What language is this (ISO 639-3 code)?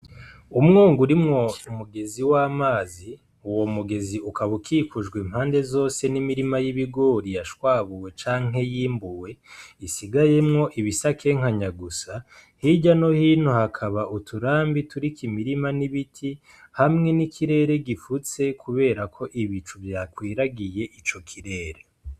run